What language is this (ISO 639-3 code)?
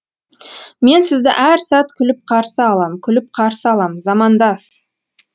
kaz